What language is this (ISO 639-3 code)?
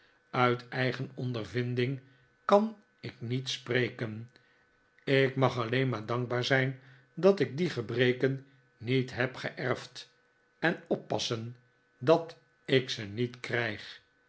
nld